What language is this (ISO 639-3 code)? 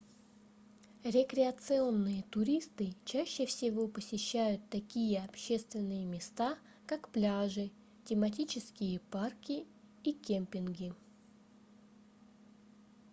rus